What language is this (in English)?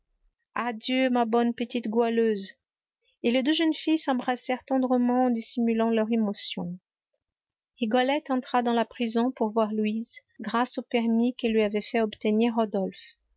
French